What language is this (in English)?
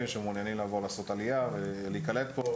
Hebrew